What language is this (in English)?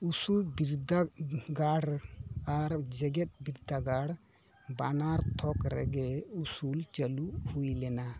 Santali